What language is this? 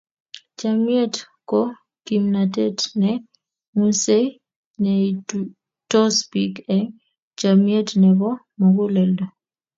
Kalenjin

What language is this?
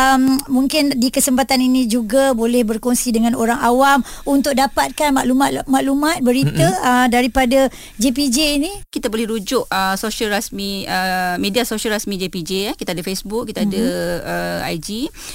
Malay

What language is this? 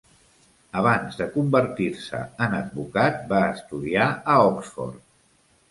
Catalan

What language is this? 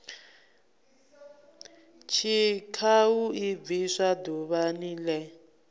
Venda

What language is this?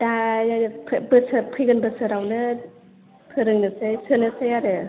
Bodo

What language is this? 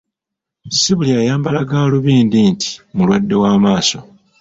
Ganda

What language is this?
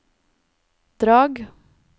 Norwegian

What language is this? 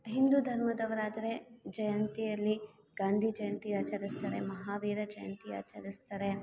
Kannada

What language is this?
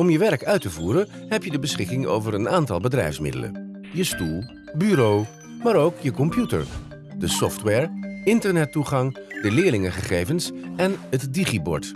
Dutch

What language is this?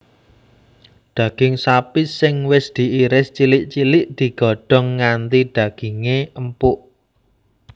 Javanese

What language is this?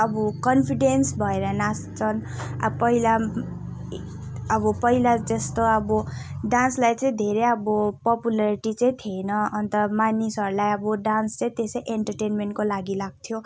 Nepali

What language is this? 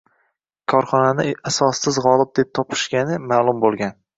Uzbek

